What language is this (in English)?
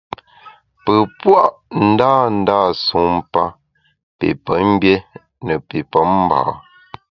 Bamun